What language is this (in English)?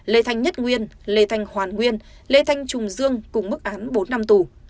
Vietnamese